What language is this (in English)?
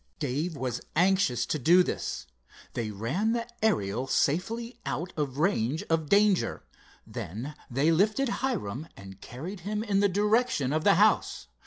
English